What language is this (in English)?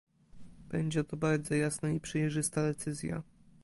Polish